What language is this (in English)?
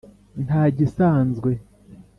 Kinyarwanda